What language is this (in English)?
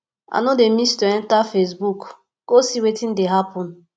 Nigerian Pidgin